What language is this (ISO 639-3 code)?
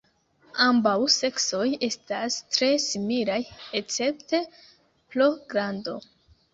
epo